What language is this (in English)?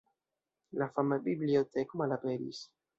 Esperanto